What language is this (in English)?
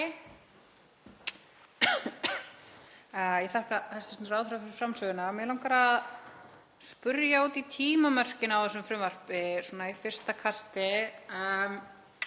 Icelandic